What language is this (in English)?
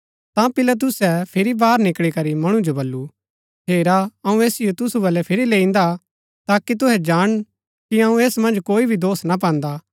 Gaddi